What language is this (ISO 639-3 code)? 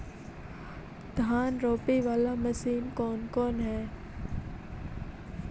mag